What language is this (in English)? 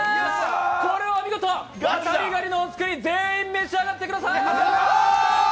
Japanese